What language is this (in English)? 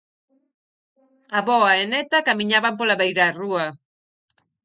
Galician